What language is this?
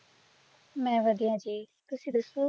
Punjabi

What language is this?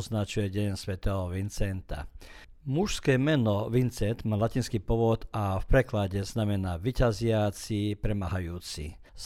Croatian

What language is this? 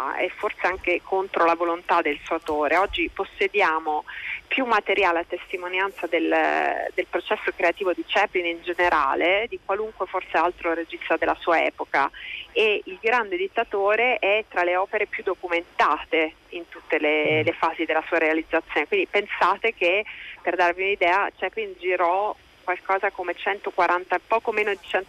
Italian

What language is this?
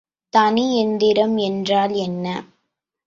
Tamil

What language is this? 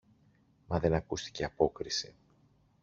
Greek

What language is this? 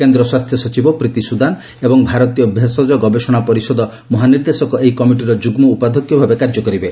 Odia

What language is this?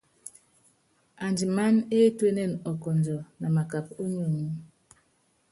Yangben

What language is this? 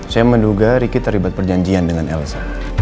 Indonesian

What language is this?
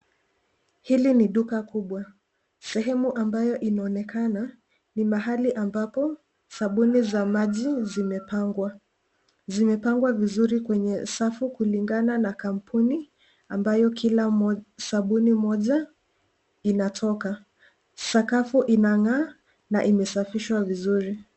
Swahili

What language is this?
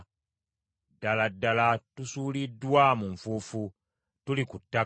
Ganda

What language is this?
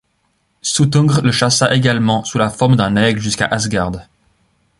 French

